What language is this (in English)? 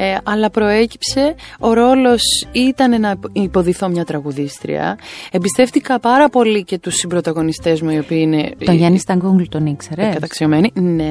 Greek